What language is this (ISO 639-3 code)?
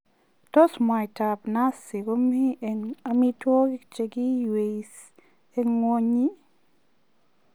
kln